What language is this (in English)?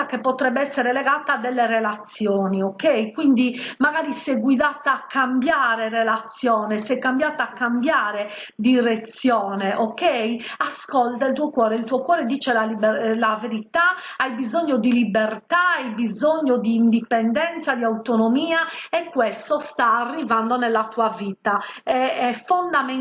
Italian